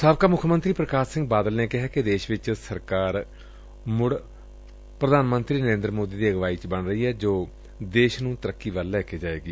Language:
Punjabi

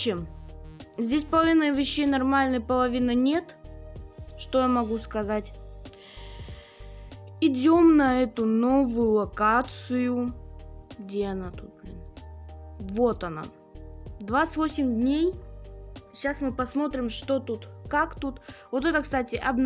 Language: Russian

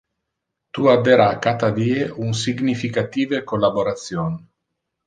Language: Interlingua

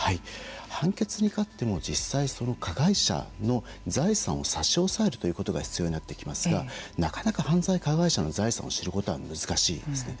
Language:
Japanese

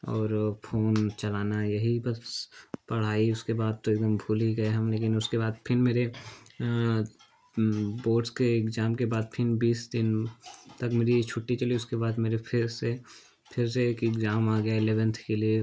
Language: Hindi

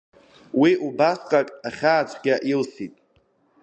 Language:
Abkhazian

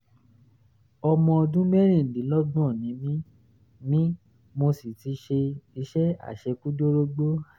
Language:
Yoruba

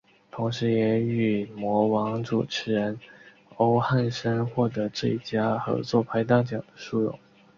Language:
Chinese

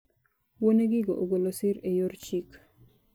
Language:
Luo (Kenya and Tanzania)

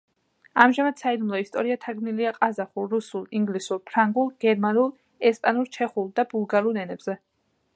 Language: Georgian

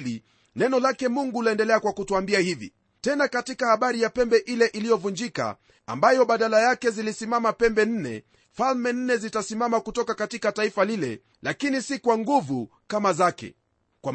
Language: Swahili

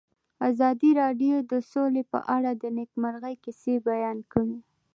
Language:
Pashto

